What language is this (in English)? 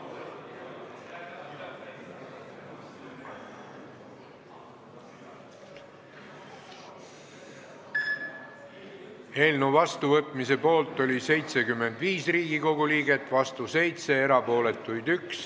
Estonian